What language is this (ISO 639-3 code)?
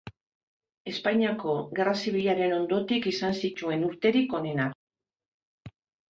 eus